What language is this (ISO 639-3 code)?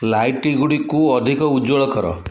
ori